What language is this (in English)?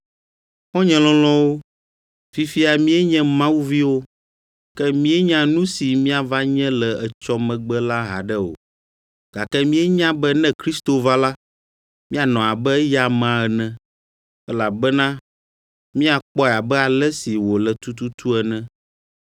Ewe